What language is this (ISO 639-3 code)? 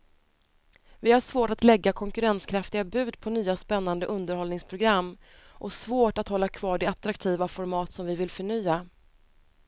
swe